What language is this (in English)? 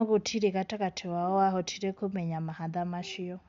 Kikuyu